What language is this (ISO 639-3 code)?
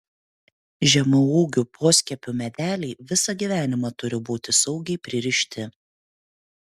lit